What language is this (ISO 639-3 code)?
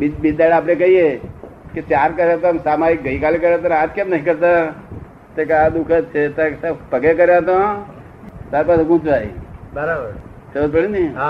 guj